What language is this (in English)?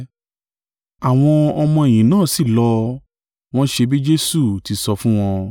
Yoruba